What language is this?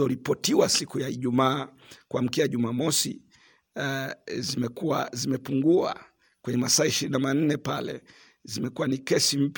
Swahili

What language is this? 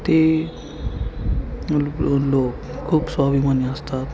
Marathi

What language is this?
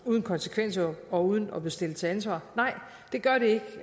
Danish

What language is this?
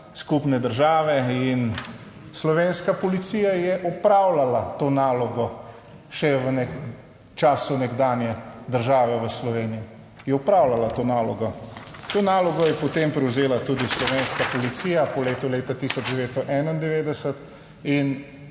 Slovenian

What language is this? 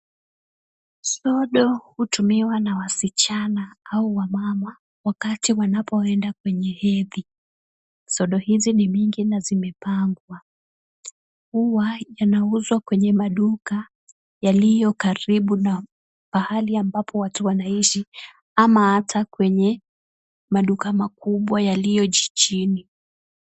Swahili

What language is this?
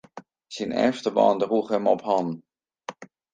Western Frisian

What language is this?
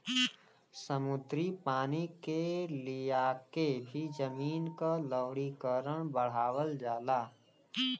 Bhojpuri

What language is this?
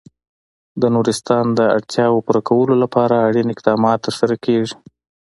Pashto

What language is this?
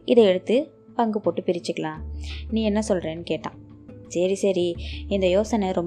Tamil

